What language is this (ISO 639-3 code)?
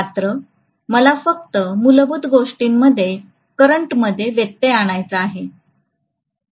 mar